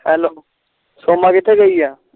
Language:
Punjabi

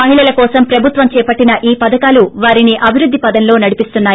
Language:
Telugu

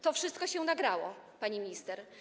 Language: Polish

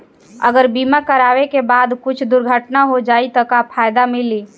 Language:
Bhojpuri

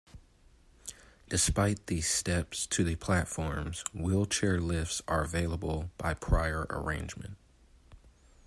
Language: English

